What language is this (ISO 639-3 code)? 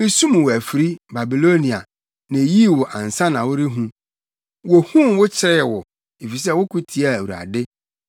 aka